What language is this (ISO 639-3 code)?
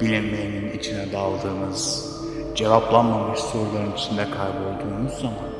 tur